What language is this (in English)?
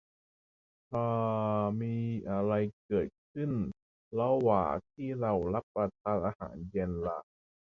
Thai